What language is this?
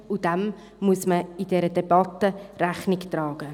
Swiss German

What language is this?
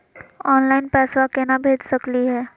Magahi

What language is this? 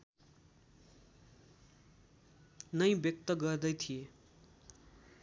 Nepali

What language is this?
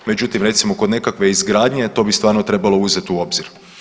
Croatian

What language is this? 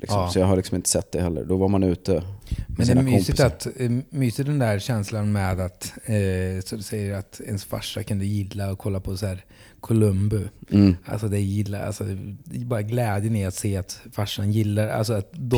Swedish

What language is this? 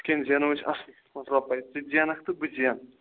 Kashmiri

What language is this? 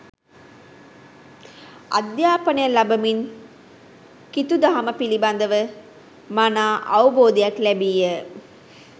Sinhala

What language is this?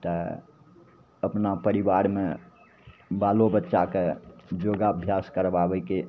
Maithili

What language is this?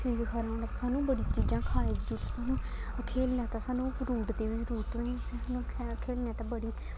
Dogri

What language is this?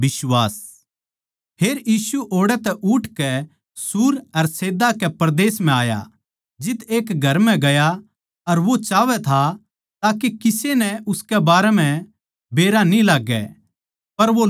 Haryanvi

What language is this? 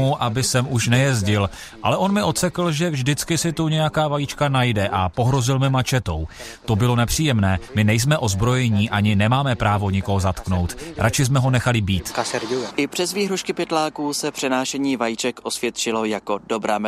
Czech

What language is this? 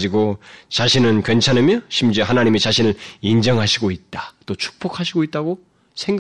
Korean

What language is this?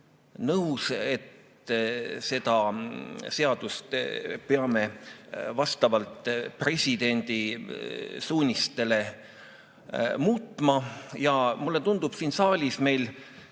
Estonian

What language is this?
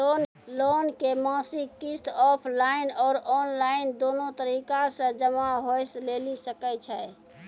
Maithili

